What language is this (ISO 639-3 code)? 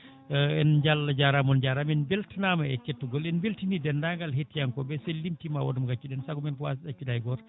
ful